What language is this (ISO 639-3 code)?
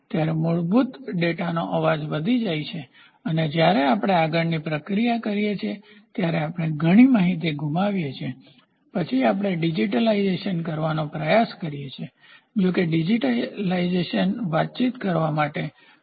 guj